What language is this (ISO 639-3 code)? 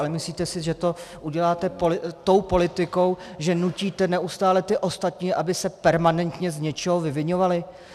ces